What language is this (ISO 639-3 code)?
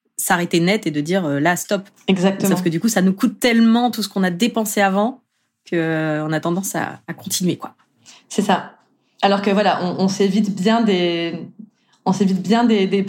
fra